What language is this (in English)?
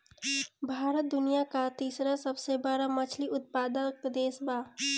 Bhojpuri